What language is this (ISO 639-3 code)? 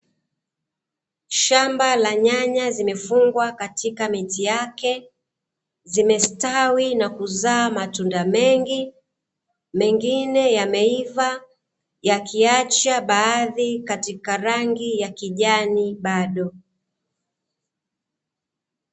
swa